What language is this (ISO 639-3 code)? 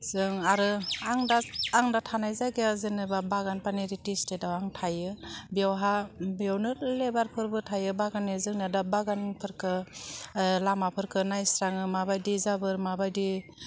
brx